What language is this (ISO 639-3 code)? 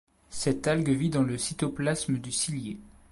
fra